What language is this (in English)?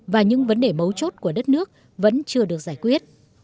Vietnamese